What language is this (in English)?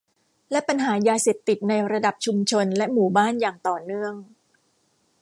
Thai